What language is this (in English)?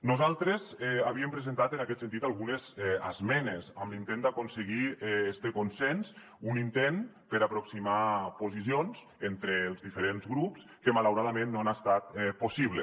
Catalan